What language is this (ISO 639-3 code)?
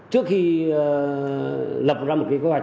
vie